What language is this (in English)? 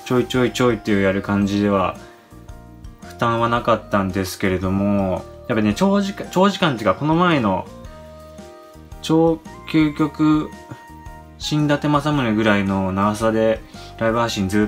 Japanese